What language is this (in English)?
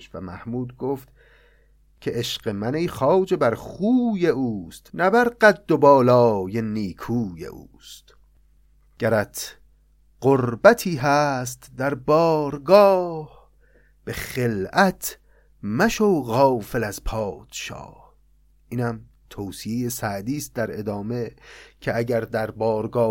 Persian